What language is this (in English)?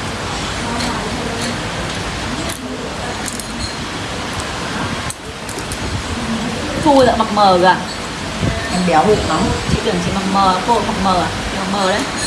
Vietnamese